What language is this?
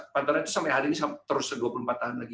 Indonesian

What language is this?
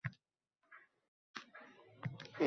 Uzbek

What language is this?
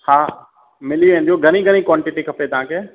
Sindhi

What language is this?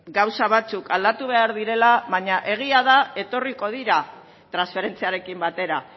Basque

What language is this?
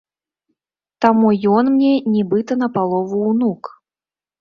Belarusian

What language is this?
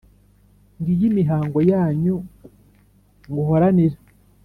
Kinyarwanda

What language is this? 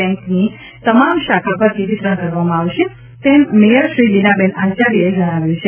Gujarati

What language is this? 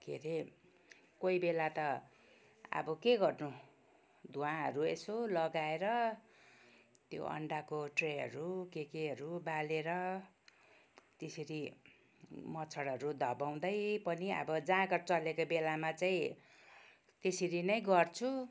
Nepali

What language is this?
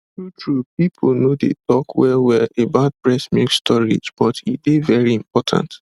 Nigerian Pidgin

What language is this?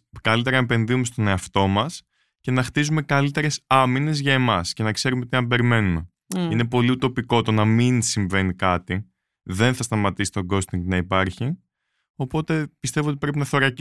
Greek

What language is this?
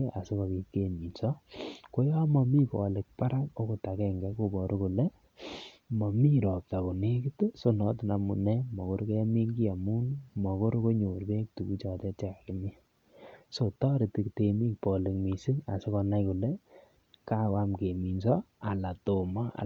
Kalenjin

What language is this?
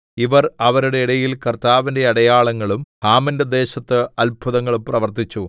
Malayalam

